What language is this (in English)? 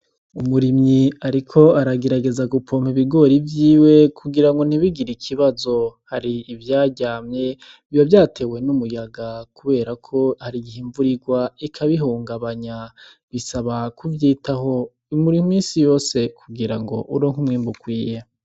Rundi